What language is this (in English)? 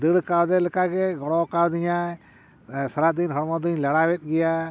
Santali